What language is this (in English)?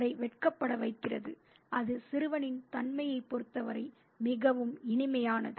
Tamil